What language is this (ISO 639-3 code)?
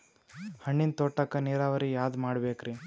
kan